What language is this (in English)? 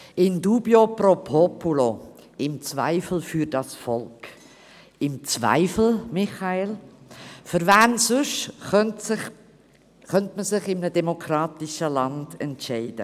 Swiss German